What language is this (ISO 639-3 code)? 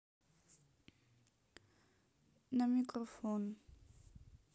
rus